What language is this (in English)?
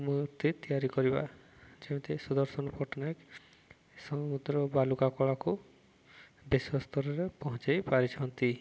Odia